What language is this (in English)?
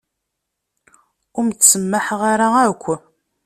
Kabyle